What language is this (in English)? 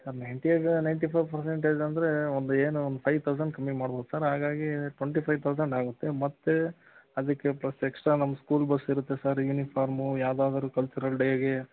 Kannada